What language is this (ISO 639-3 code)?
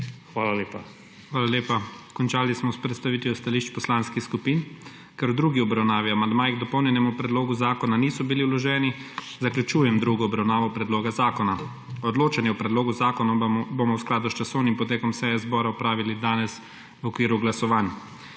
slv